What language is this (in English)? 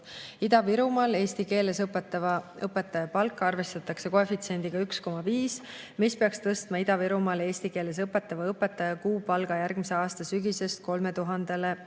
Estonian